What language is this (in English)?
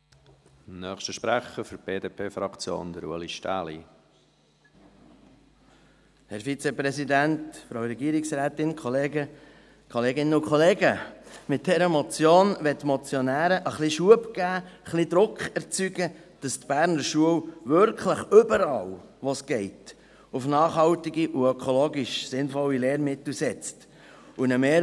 Swiss German